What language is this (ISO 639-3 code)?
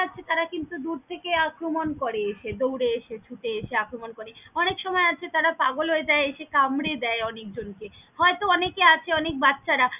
ben